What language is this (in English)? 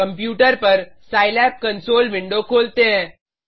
Hindi